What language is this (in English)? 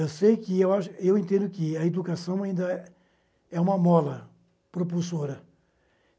Portuguese